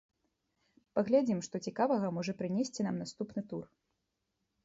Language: Belarusian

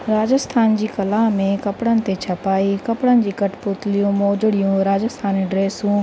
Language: Sindhi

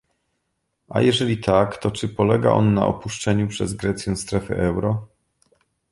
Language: Polish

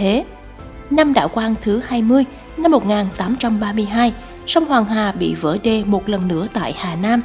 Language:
Vietnamese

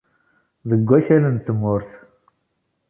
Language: Kabyle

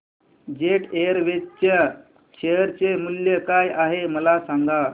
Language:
Marathi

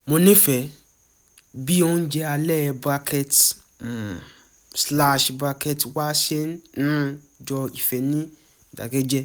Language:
Yoruba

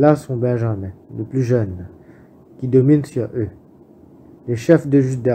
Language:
French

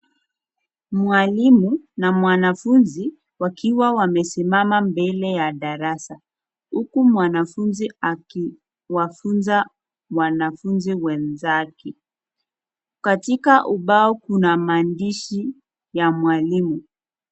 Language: Swahili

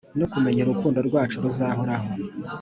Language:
Kinyarwanda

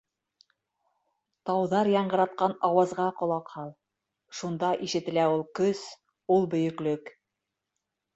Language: Bashkir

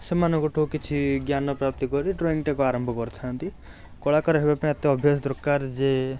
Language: Odia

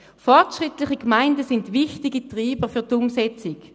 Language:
Swiss German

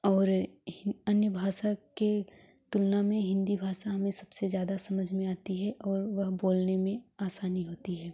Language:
Hindi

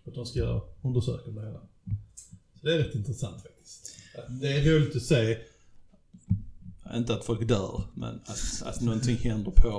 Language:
Swedish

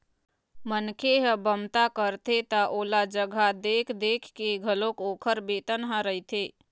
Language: Chhattisgarhi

